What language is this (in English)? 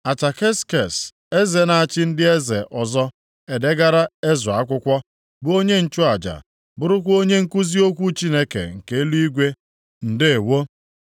Igbo